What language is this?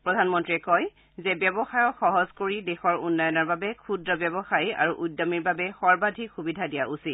Assamese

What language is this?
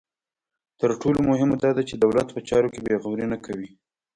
Pashto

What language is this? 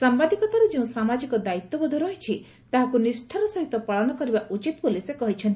Odia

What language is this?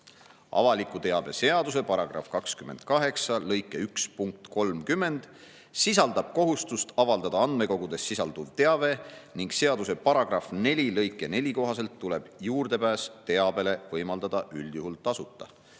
Estonian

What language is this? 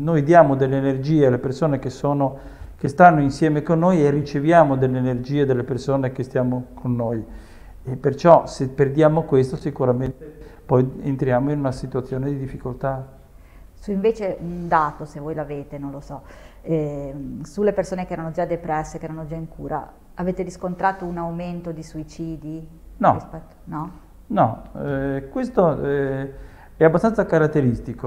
Italian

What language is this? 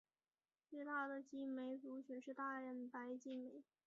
Chinese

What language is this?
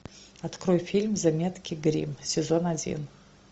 Russian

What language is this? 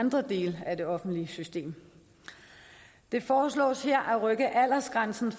Danish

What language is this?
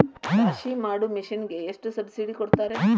Kannada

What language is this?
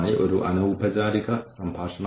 Malayalam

